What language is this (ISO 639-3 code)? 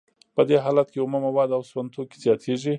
pus